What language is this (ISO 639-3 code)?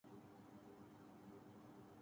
urd